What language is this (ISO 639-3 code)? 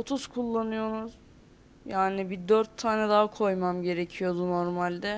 tur